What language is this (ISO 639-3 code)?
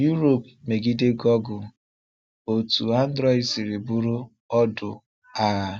ibo